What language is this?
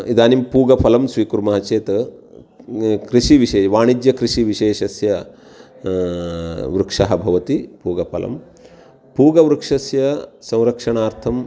Sanskrit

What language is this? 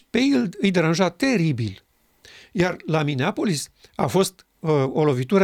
Romanian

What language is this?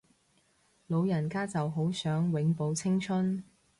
Cantonese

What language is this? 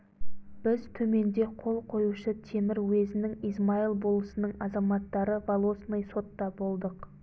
Kazakh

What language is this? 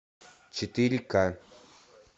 Russian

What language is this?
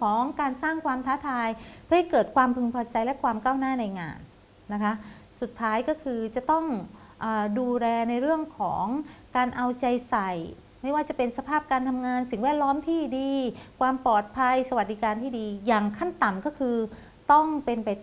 Thai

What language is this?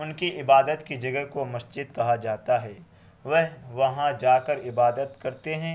Urdu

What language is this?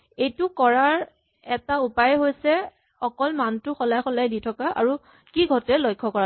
Assamese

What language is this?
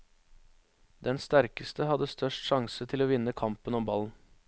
Norwegian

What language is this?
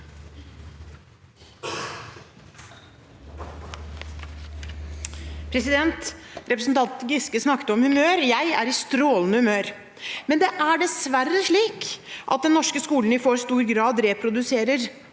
Norwegian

